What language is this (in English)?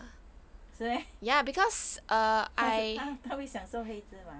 English